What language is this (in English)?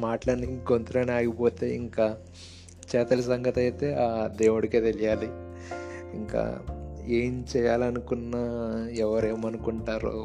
Telugu